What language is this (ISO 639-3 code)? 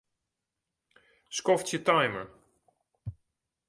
fry